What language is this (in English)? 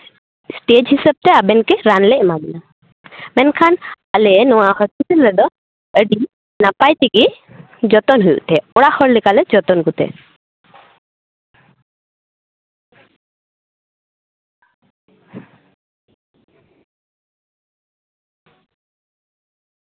Santali